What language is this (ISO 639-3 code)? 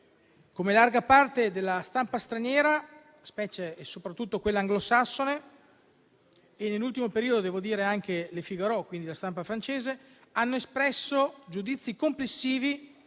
ita